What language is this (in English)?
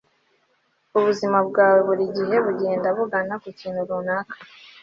Kinyarwanda